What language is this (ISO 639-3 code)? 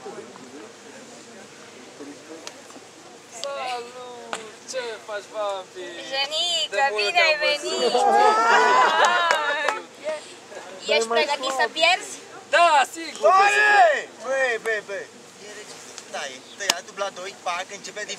ron